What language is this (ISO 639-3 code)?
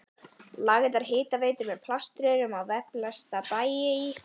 isl